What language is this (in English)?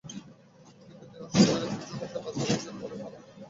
Bangla